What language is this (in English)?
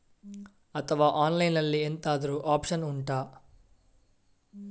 Kannada